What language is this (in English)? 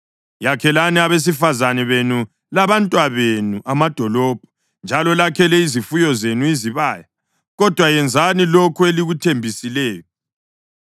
North Ndebele